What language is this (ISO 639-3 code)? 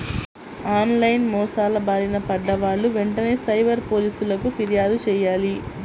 tel